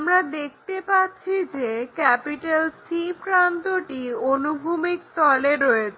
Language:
Bangla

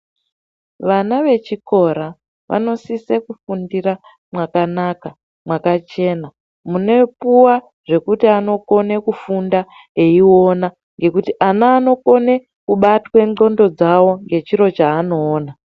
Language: Ndau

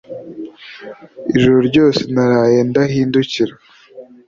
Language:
Kinyarwanda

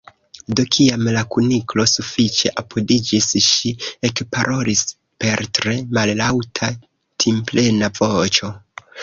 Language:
Esperanto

